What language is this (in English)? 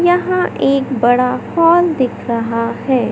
Hindi